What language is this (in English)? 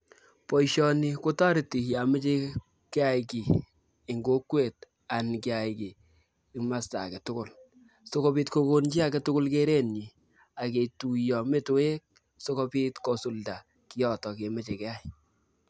Kalenjin